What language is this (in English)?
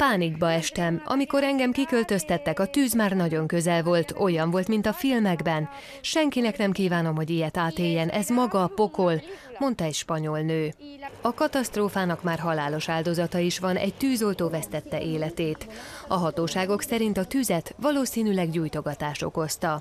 Hungarian